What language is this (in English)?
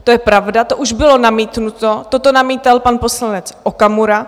Czech